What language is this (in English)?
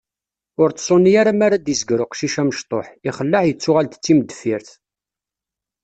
Kabyle